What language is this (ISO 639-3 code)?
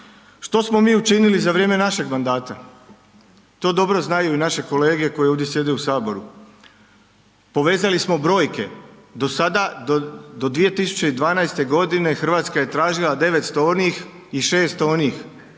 hrv